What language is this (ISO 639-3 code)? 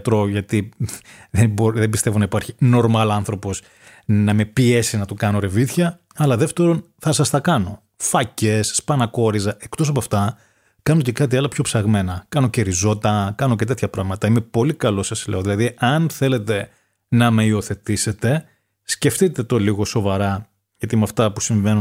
ell